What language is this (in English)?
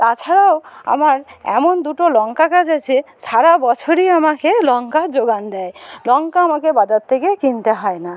Bangla